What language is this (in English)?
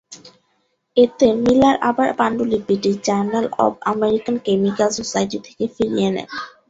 Bangla